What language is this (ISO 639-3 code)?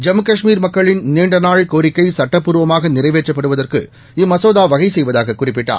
tam